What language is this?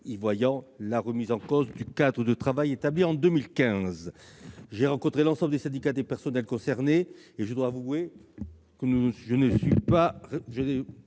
French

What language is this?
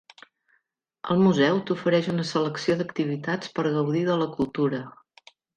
Catalan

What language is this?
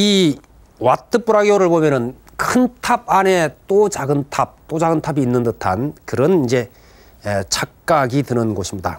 Korean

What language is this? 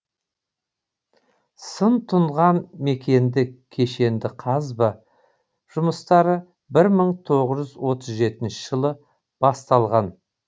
Kazakh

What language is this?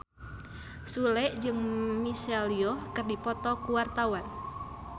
Sundanese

